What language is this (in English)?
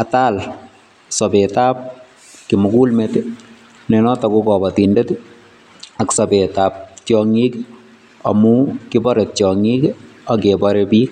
Kalenjin